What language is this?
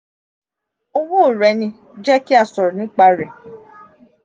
Yoruba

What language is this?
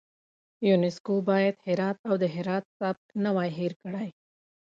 Pashto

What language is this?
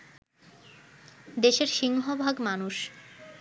Bangla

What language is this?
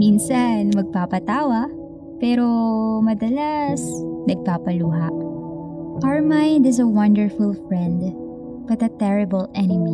Filipino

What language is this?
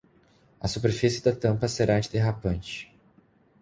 Portuguese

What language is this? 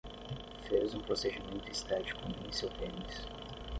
Portuguese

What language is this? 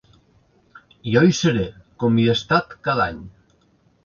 Catalan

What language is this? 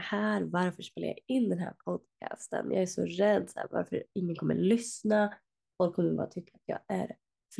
Swedish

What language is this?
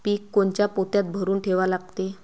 Marathi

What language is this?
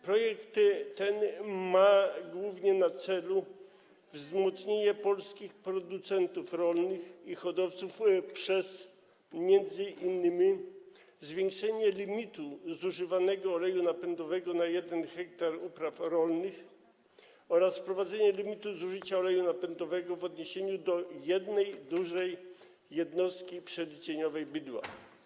Polish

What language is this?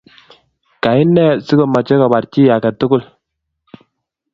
Kalenjin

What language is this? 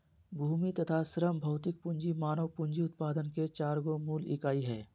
Magahi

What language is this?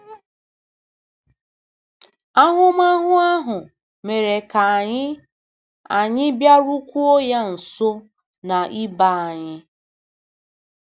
Igbo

